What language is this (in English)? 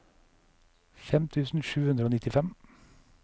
Norwegian